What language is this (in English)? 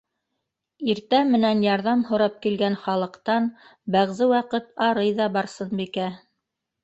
Bashkir